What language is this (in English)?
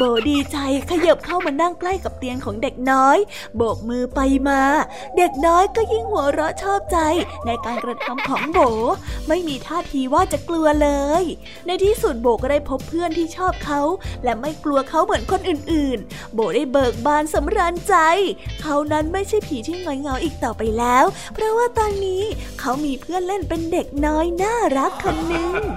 Thai